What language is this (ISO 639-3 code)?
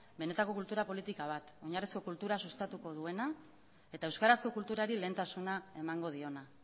eus